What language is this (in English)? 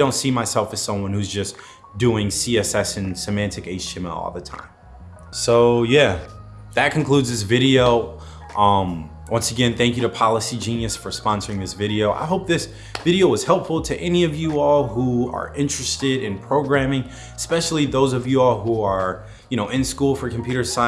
English